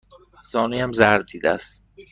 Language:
Persian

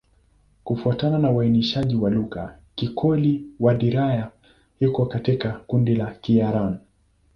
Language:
Swahili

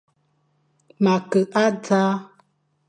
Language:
Fang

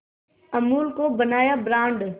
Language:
Hindi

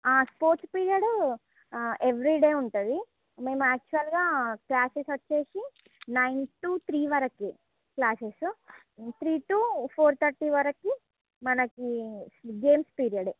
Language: Telugu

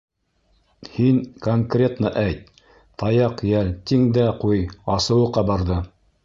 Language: Bashkir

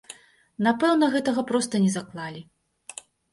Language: Belarusian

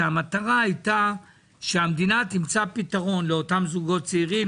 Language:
Hebrew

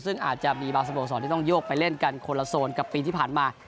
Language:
Thai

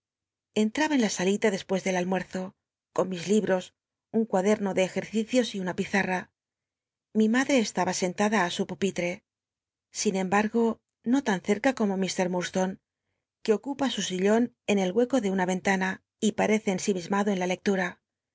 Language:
Spanish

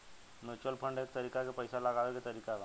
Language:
Bhojpuri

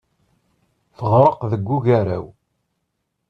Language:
Kabyle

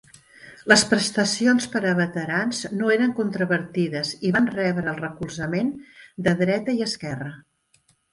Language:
Catalan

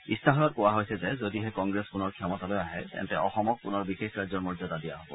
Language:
Assamese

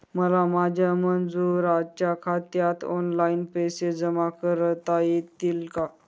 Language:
Marathi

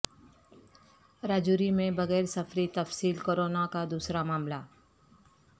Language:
Urdu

